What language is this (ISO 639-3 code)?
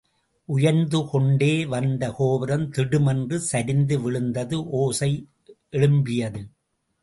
tam